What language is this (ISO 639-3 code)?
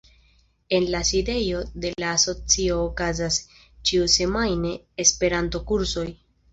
epo